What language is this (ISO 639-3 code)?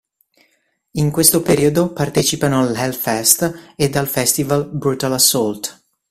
ita